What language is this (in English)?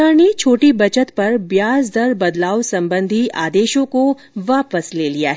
Hindi